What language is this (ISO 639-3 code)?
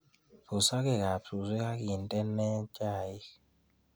kln